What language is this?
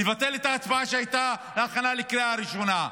Hebrew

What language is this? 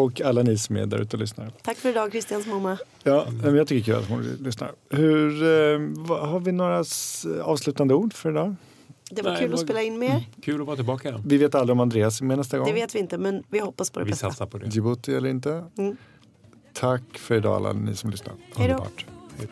Swedish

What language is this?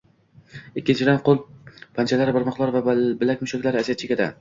Uzbek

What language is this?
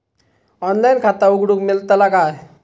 Marathi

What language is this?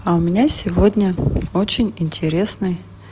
Russian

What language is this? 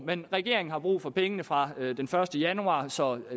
Danish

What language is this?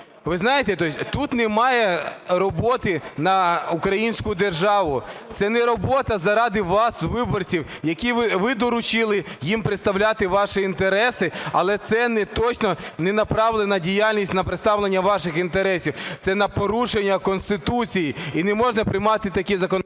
Ukrainian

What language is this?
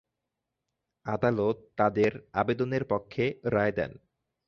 Bangla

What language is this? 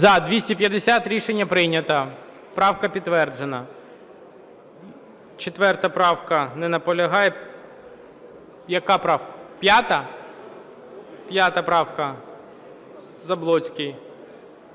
Ukrainian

